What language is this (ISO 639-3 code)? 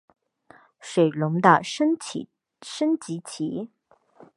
zho